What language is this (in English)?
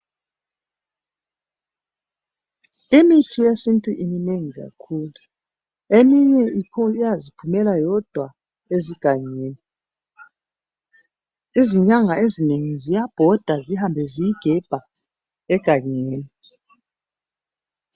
North Ndebele